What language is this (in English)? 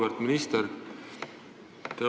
Estonian